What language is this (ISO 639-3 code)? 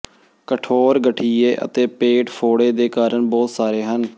pan